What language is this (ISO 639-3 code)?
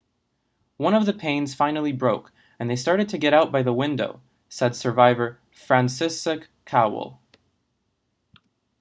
eng